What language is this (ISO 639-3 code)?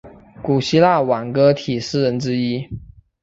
zho